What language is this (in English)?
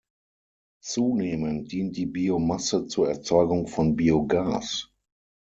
German